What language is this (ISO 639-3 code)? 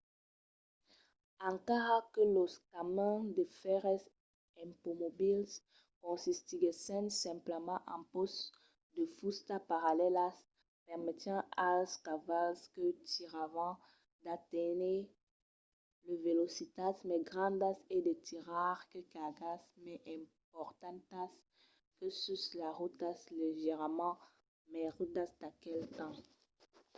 oci